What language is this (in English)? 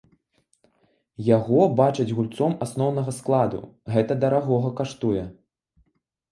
Belarusian